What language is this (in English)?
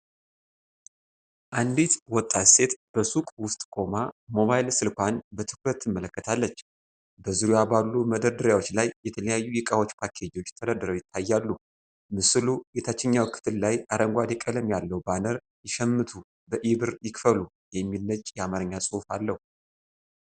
Amharic